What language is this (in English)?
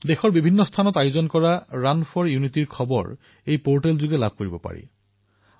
Assamese